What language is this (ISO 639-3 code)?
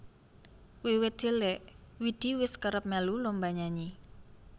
jav